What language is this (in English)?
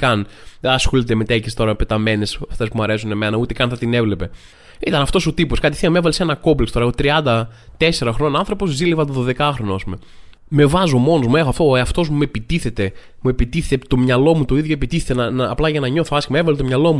Greek